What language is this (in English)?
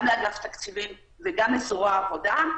Hebrew